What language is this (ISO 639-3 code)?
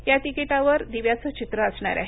mar